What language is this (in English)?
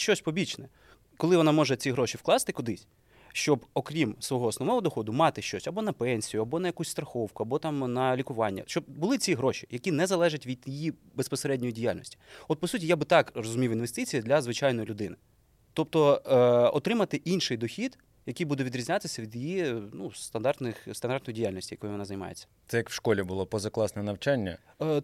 Ukrainian